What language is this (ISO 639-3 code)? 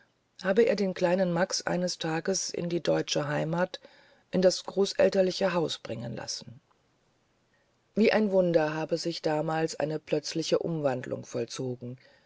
deu